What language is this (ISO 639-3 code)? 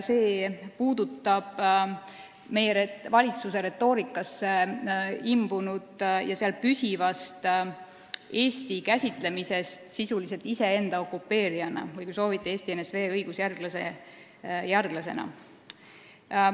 est